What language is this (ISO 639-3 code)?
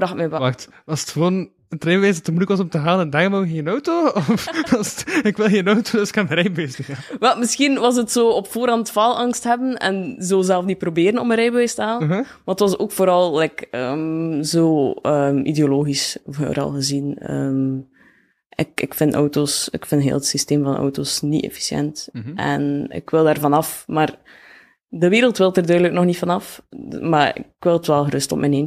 nld